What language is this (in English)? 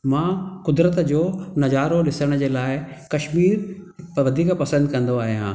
Sindhi